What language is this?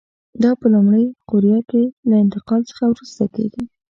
Pashto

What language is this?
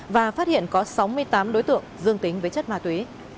Vietnamese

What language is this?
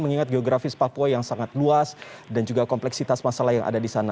Indonesian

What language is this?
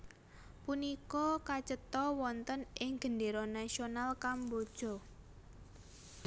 Javanese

